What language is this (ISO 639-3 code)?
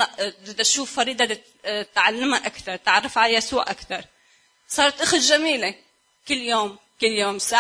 ara